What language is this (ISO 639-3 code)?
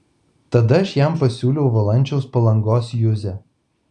lit